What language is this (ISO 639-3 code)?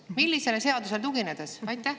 est